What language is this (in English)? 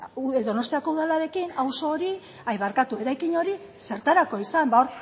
Basque